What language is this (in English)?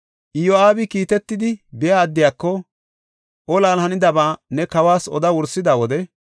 Gofa